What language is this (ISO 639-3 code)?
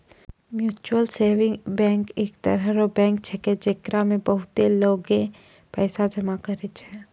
mai